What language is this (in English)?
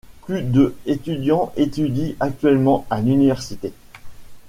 French